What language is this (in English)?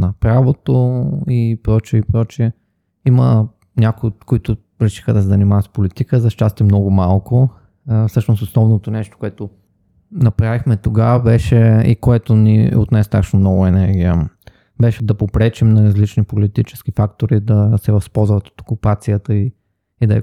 Bulgarian